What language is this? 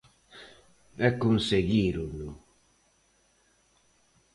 Galician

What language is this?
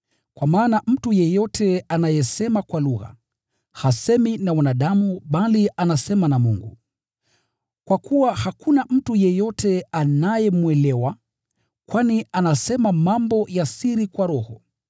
Swahili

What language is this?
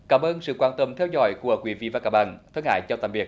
Vietnamese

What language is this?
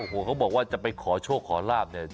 Thai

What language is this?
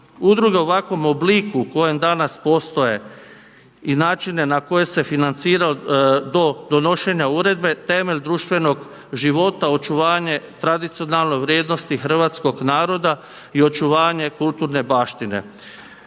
Croatian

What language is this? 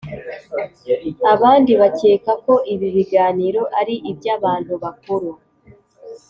Kinyarwanda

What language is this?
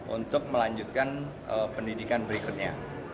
Indonesian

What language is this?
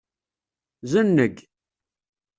Kabyle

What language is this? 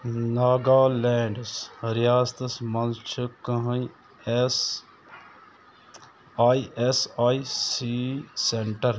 Kashmiri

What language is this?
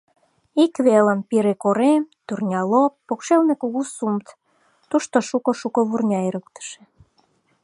Mari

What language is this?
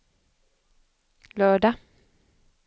Swedish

